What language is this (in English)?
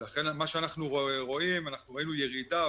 Hebrew